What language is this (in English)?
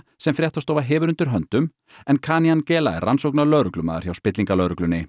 Icelandic